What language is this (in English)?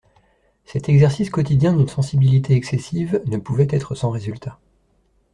French